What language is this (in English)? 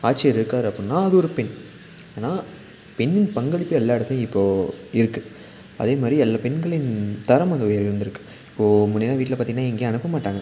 Tamil